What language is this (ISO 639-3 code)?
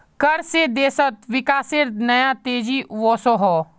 mag